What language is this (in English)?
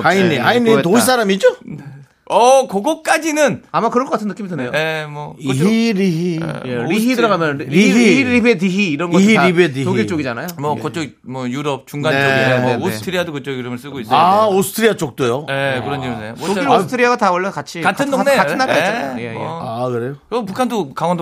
Korean